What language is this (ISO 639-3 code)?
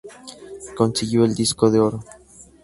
spa